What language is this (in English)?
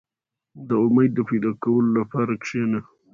Pashto